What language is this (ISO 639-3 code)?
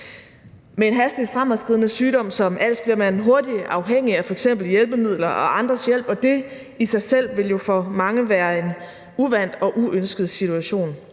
dan